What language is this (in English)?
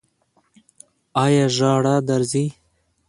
Pashto